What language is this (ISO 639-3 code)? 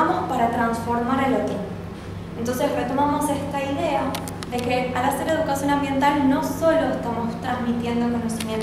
spa